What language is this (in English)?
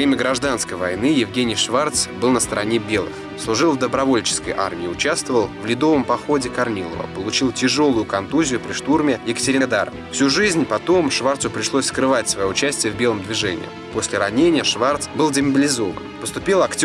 Russian